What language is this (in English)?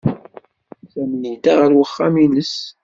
Kabyle